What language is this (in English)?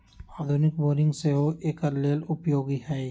Magahi